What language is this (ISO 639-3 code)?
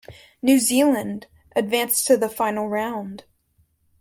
eng